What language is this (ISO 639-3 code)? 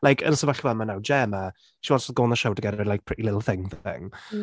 cym